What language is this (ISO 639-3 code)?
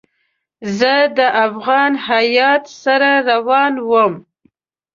pus